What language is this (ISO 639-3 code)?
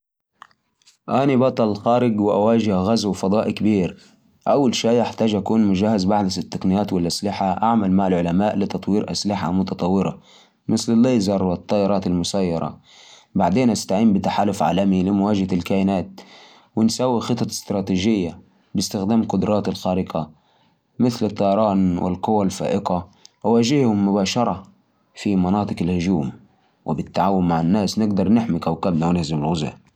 ars